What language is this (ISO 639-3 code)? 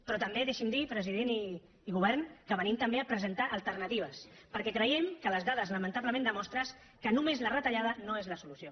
cat